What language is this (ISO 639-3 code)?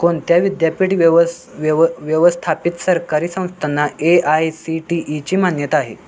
mar